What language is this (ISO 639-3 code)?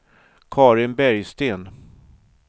swe